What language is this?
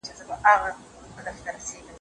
Pashto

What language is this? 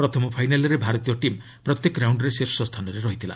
Odia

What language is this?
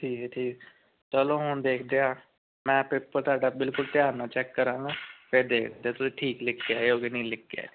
Punjabi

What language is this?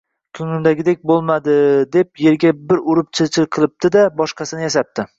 Uzbek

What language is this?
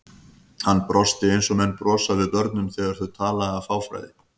Icelandic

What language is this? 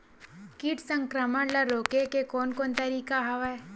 Chhattisgarhi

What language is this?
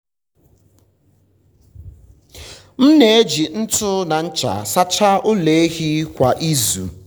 Igbo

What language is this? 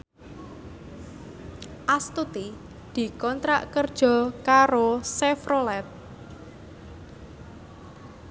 Javanese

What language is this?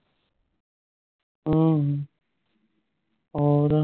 Punjabi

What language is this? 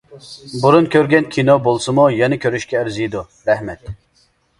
Uyghur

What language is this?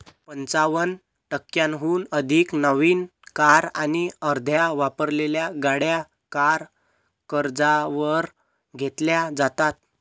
Marathi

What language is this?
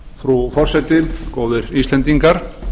Icelandic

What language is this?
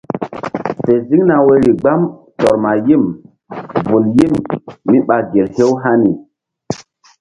Mbum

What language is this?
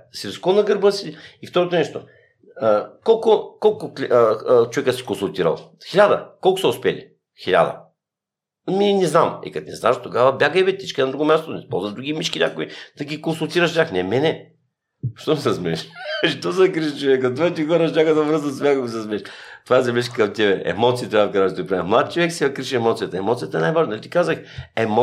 Bulgarian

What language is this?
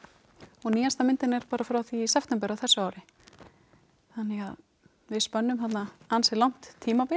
Icelandic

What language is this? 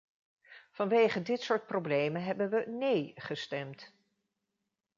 Dutch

